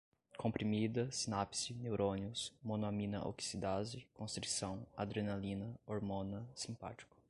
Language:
Portuguese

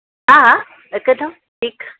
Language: Sindhi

